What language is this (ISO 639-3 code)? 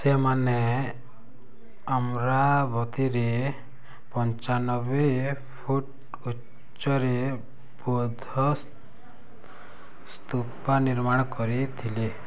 ori